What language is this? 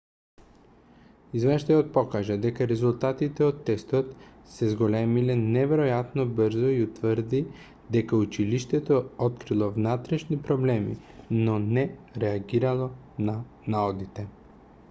Macedonian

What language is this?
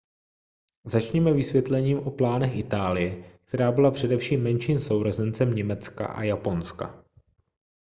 Czech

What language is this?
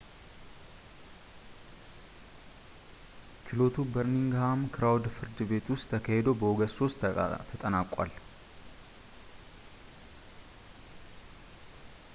Amharic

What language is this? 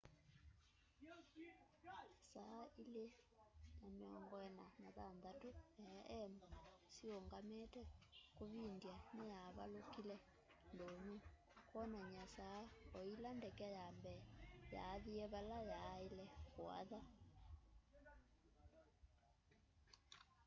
Kamba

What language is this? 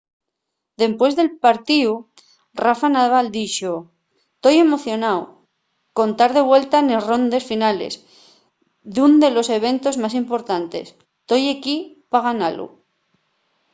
Asturian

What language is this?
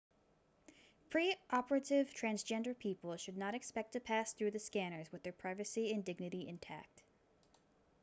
English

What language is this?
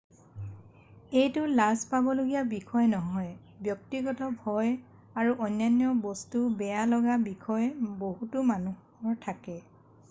Assamese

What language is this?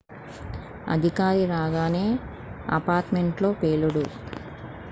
Telugu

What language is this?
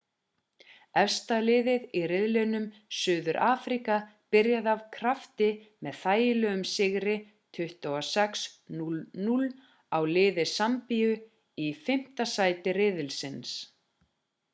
Icelandic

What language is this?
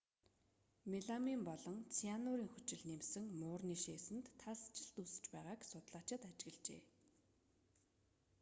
Mongolian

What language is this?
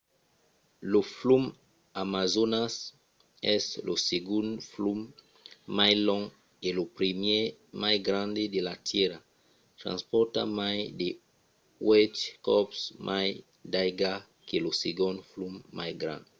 Occitan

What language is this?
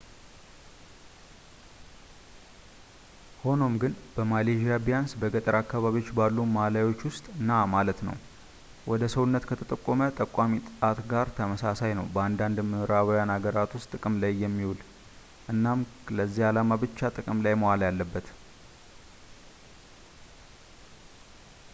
Amharic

